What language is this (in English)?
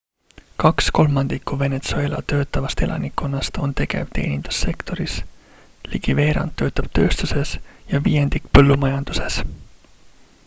Estonian